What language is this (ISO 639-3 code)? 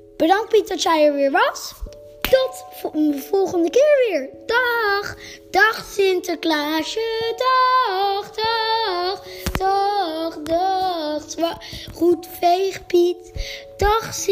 nld